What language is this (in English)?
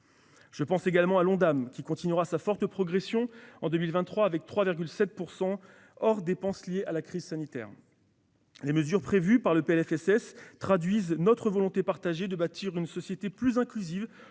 French